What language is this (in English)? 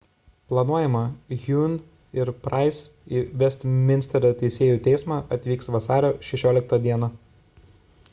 Lithuanian